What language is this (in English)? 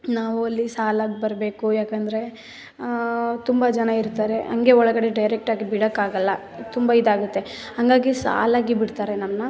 Kannada